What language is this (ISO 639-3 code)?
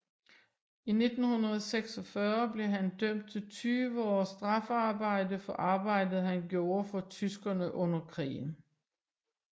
dan